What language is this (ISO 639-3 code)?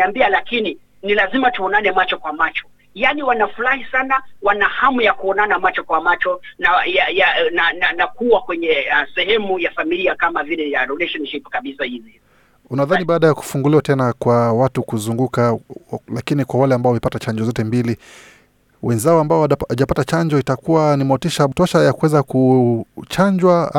swa